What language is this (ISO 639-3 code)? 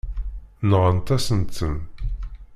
kab